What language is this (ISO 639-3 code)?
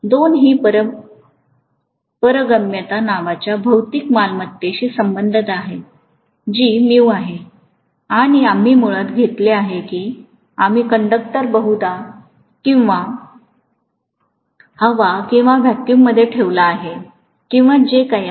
mar